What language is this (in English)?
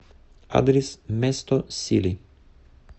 Russian